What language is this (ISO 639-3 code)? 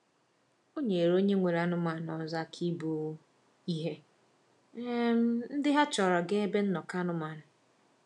ibo